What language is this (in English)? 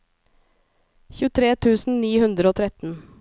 Norwegian